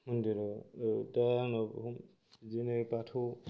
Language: Bodo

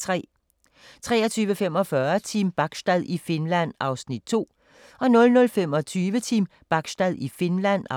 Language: Danish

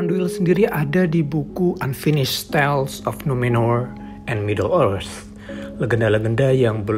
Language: Indonesian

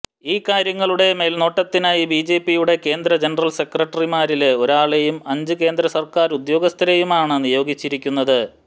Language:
Malayalam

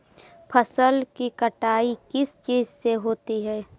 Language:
Magahi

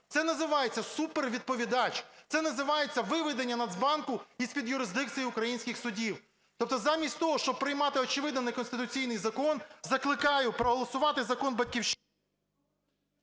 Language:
Ukrainian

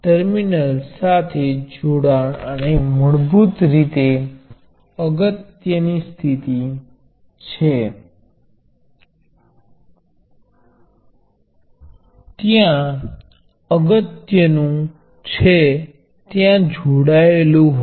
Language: Gujarati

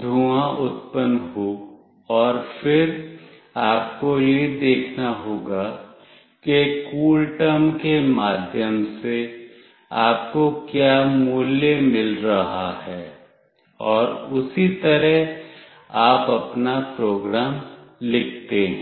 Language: Hindi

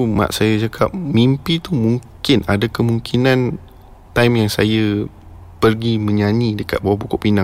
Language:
Malay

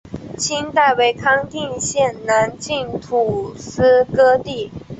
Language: Chinese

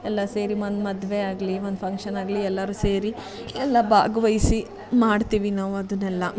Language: Kannada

